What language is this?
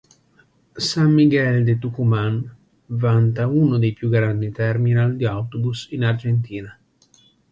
Italian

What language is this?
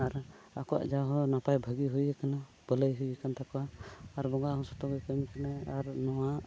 Santali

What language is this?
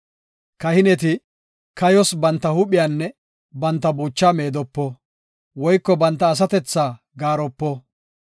Gofa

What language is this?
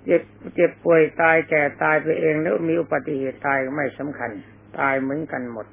Thai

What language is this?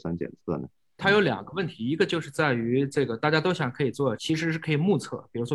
Chinese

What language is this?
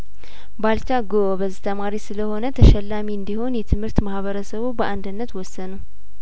Amharic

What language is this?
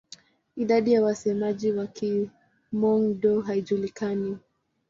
Swahili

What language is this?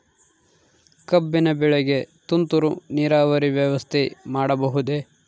Kannada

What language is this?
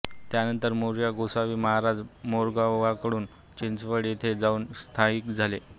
Marathi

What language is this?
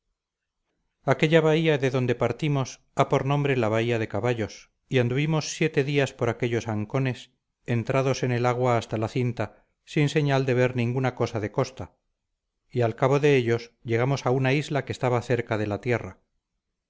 Spanish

